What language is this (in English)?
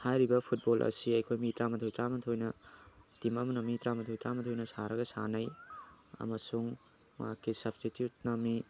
Manipuri